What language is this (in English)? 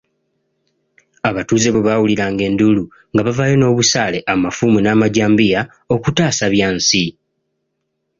Ganda